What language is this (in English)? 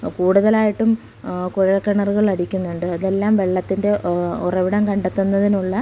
Malayalam